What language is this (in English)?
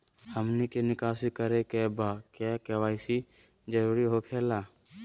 Magahi